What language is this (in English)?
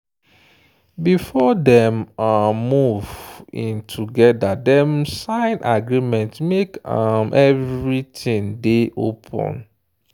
Nigerian Pidgin